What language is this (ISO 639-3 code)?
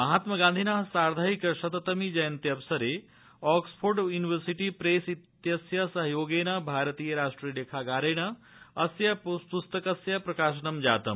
san